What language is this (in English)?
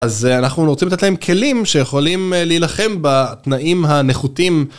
Hebrew